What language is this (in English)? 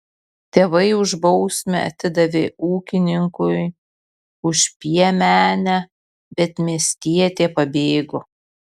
Lithuanian